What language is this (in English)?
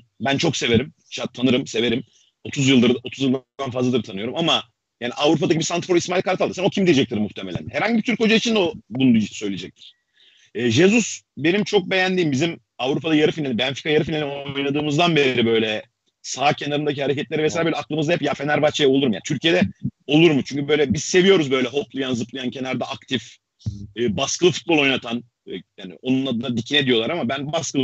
Turkish